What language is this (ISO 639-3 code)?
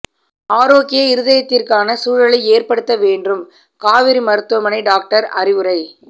tam